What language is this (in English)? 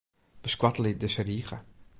Western Frisian